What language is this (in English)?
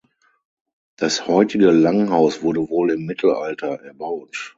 German